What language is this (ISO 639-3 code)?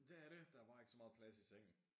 dan